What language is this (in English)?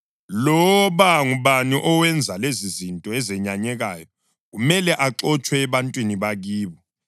North Ndebele